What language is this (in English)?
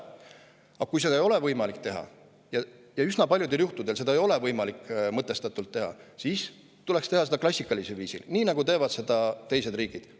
Estonian